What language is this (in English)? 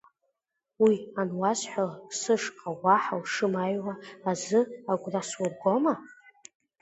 Abkhazian